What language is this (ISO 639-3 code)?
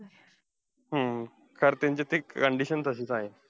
mar